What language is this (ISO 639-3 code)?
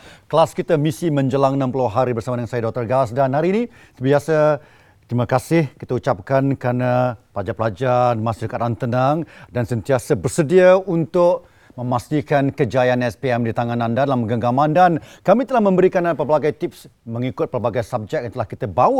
msa